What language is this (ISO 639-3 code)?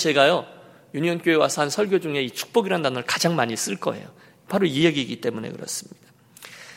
kor